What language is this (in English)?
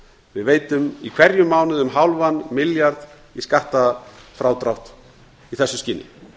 Icelandic